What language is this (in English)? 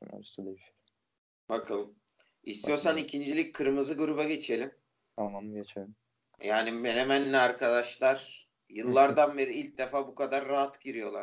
Turkish